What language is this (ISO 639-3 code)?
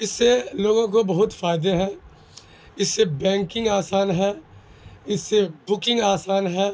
urd